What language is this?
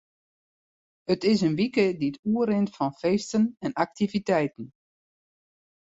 Western Frisian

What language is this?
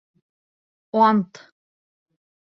Bashkir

